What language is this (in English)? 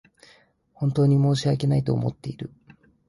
Japanese